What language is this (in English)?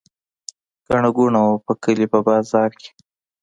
Pashto